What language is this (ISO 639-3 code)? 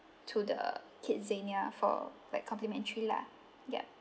eng